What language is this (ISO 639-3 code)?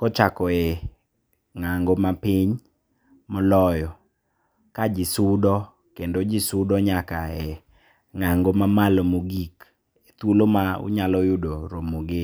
luo